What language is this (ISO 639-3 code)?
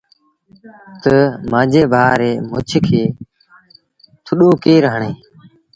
sbn